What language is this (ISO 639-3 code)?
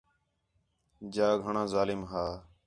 xhe